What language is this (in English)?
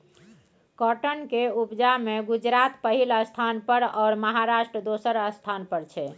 Maithili